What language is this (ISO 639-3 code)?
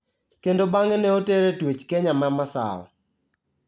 luo